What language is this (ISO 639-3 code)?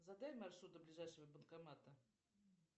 rus